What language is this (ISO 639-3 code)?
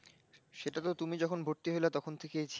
ben